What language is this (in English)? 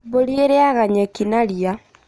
Kikuyu